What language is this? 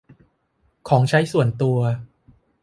Thai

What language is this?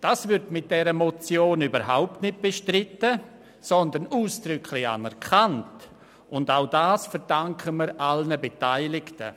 Swiss German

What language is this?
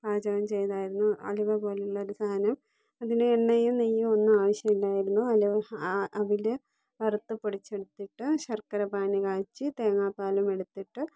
Malayalam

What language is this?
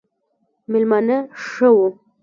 Pashto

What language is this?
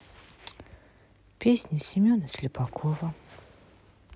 Russian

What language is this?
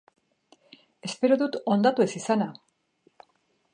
Basque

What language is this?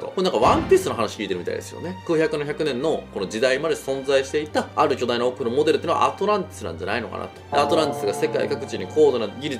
Japanese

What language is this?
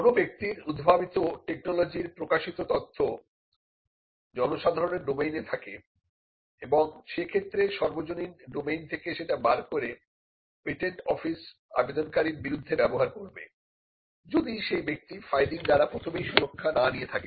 Bangla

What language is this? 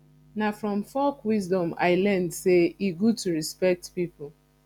Nigerian Pidgin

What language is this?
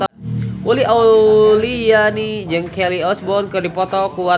Sundanese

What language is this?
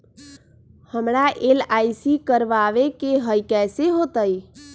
Magahi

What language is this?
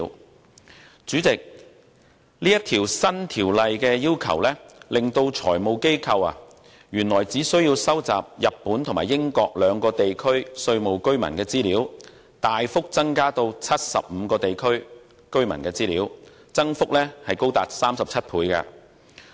Cantonese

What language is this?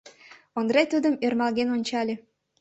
Mari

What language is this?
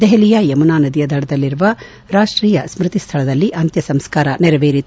Kannada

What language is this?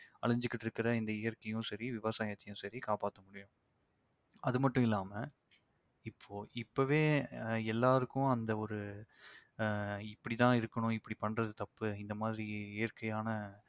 Tamil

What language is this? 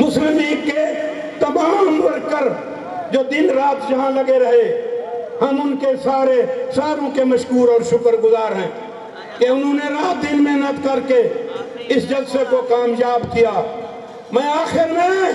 Hindi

